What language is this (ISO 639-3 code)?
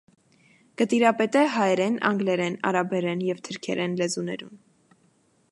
hye